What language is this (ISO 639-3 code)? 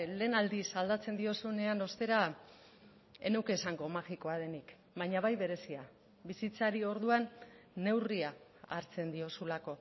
eus